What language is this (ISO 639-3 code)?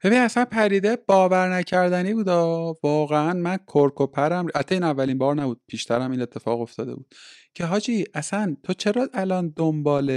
fas